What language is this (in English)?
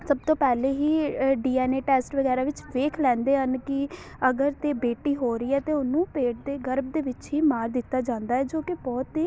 Punjabi